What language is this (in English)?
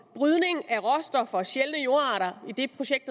Danish